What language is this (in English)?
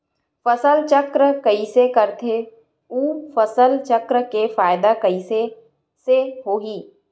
Chhattisgarhi